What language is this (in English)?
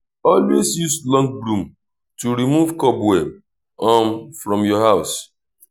Nigerian Pidgin